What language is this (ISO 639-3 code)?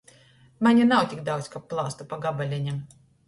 ltg